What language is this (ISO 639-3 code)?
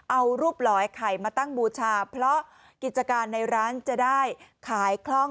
tha